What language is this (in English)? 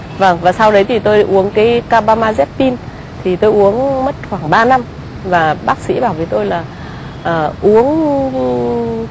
Vietnamese